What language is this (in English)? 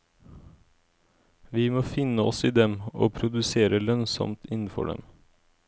Norwegian